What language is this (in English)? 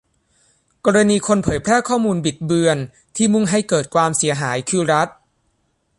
Thai